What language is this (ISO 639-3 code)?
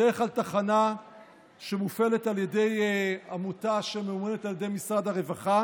heb